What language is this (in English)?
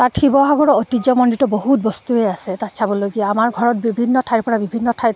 Assamese